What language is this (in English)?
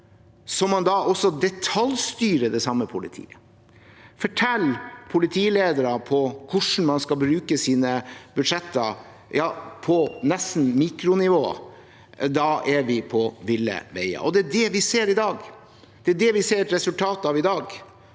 Norwegian